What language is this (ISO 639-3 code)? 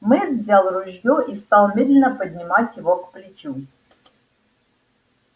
rus